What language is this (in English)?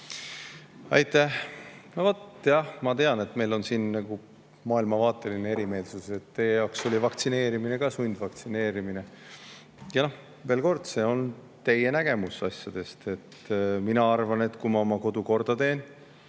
Estonian